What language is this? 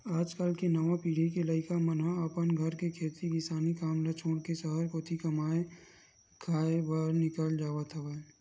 Chhattisgarhi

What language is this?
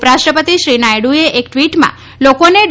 Gujarati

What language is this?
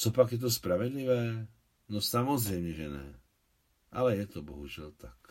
Czech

